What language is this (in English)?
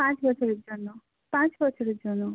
Bangla